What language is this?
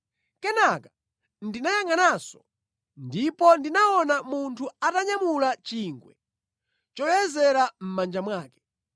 Nyanja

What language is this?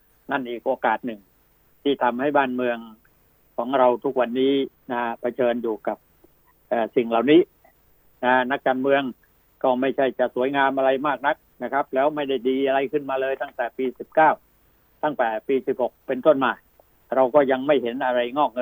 Thai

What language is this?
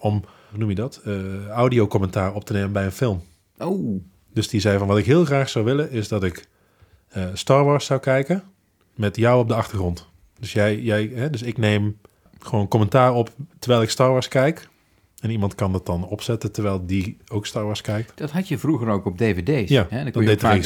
Dutch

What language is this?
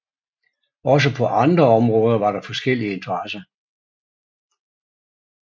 Danish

